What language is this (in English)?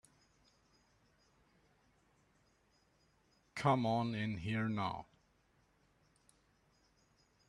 English